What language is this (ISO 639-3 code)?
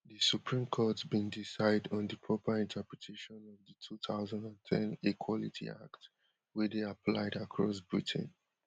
pcm